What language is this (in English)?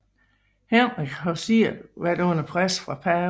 Danish